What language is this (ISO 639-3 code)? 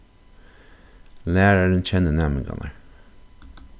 fao